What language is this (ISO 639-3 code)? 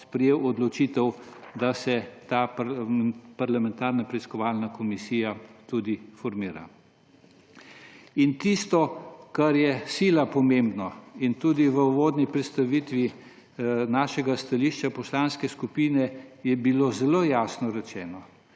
slv